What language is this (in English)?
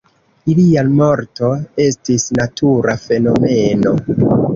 Esperanto